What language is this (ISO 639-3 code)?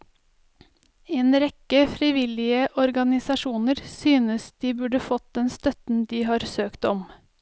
nor